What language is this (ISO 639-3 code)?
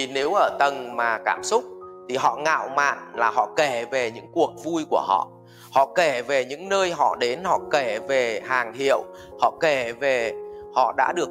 vie